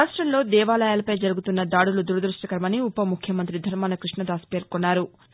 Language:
Telugu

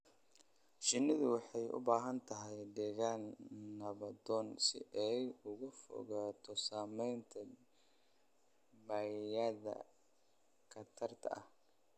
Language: Somali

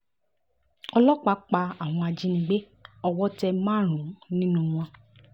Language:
Yoruba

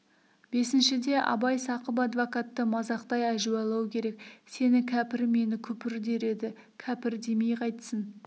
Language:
Kazakh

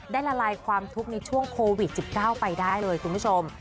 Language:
Thai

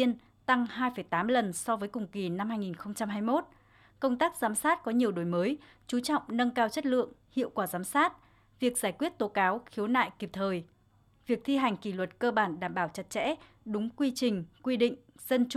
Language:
Vietnamese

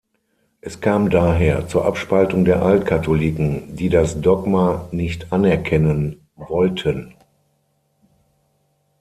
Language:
German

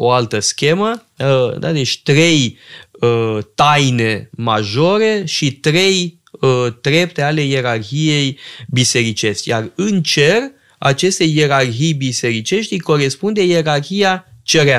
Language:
Romanian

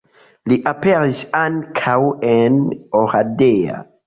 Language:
Esperanto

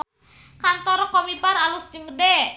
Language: Sundanese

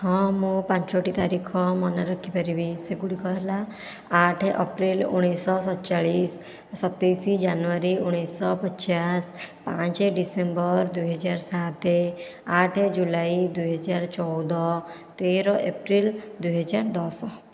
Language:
Odia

